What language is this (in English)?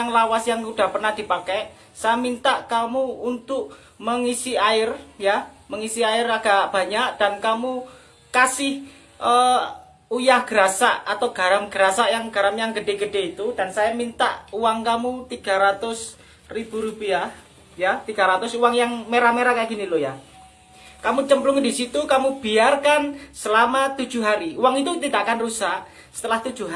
Indonesian